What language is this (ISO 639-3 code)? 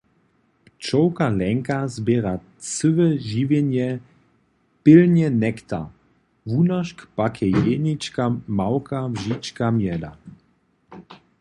hsb